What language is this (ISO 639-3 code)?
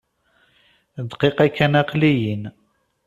kab